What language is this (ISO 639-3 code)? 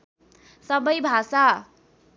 nep